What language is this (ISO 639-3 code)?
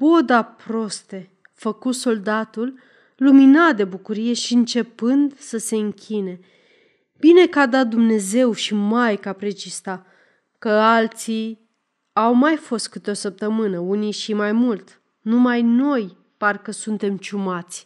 ron